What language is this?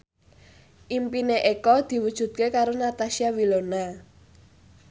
Javanese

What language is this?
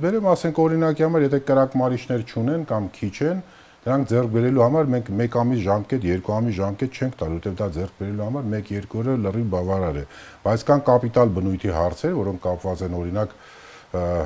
Polish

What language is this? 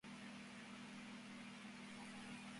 Spanish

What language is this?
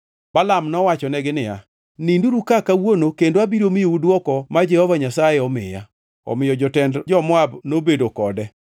Luo (Kenya and Tanzania)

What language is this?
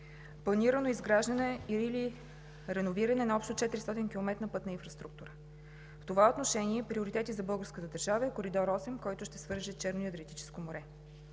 Bulgarian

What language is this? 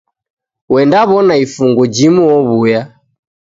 Taita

